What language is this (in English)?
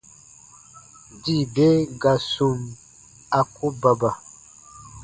Baatonum